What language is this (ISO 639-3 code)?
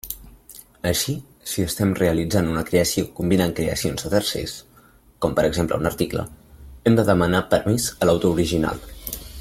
cat